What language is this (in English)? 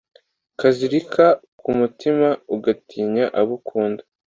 Kinyarwanda